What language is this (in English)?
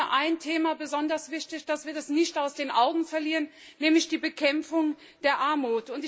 German